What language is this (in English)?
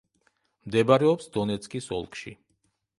Georgian